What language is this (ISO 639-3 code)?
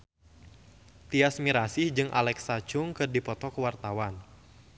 sun